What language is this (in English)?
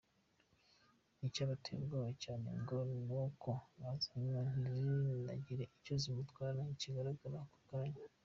Kinyarwanda